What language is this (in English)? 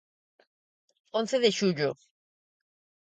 Galician